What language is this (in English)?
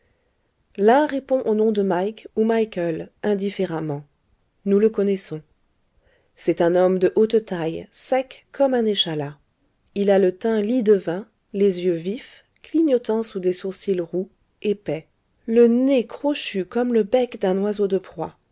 French